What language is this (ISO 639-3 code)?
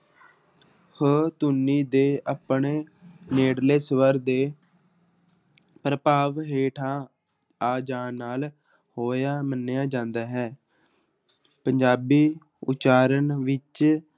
pan